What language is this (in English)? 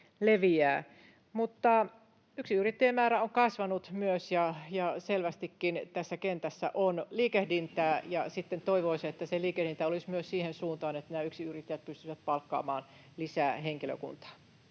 Finnish